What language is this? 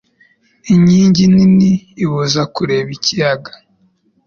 Kinyarwanda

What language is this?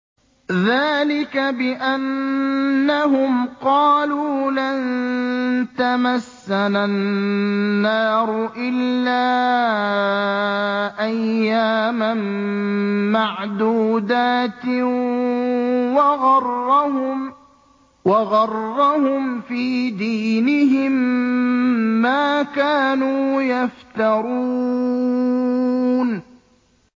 Arabic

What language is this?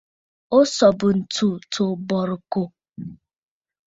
Bafut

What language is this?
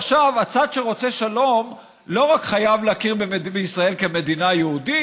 Hebrew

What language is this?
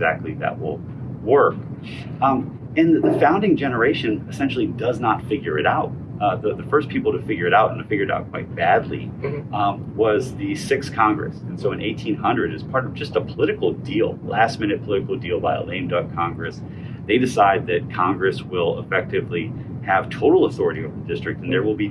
English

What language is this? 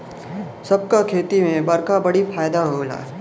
Bhojpuri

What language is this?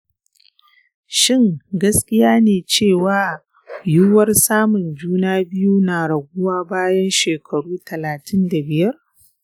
Hausa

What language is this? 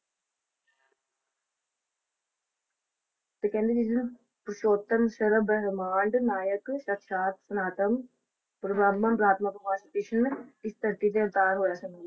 Punjabi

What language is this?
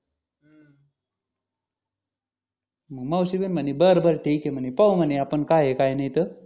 Marathi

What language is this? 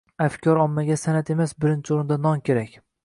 Uzbek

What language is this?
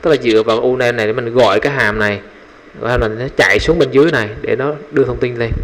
Vietnamese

